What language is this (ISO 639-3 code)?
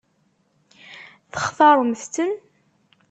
kab